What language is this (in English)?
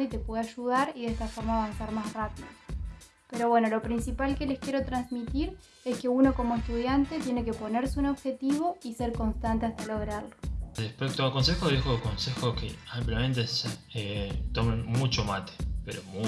Spanish